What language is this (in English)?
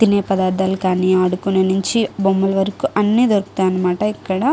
Telugu